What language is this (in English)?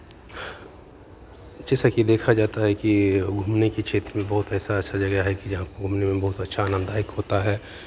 Hindi